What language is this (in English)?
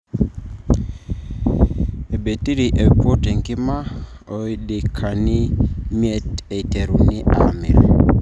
Masai